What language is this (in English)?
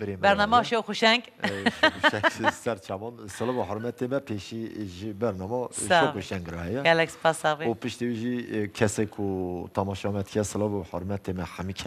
Arabic